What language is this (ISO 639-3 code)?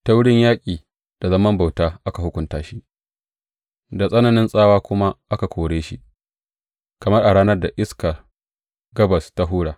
hau